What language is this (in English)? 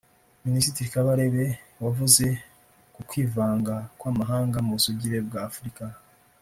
Kinyarwanda